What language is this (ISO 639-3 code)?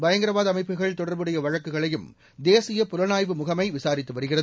tam